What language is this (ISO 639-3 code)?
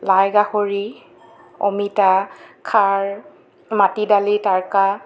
asm